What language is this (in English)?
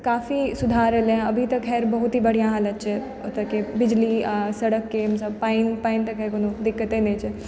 Maithili